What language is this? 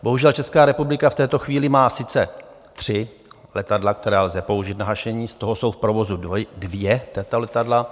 Czech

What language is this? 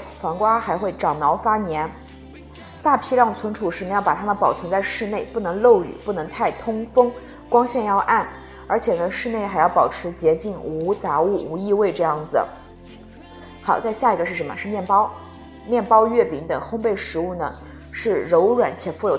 Chinese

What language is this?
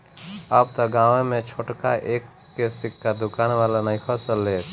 Bhojpuri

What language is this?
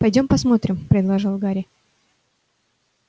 Russian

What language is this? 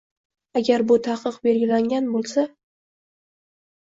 Uzbek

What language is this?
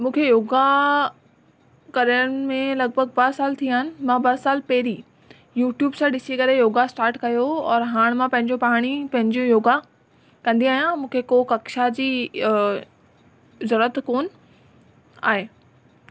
Sindhi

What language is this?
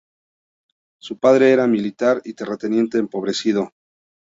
Spanish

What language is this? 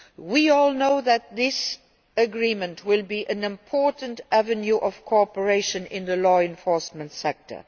English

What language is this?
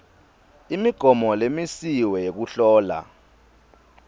Swati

